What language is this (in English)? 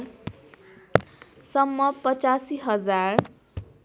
Nepali